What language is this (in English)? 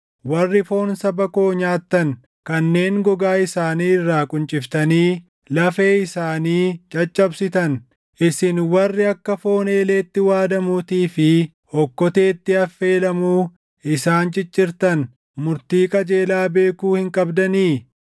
Oromo